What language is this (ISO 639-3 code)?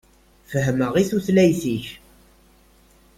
kab